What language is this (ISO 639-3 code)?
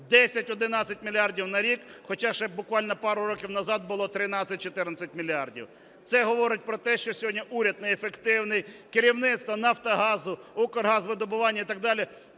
ukr